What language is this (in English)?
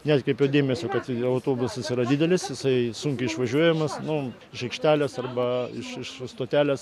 Lithuanian